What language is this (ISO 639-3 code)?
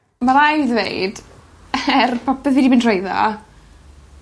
cym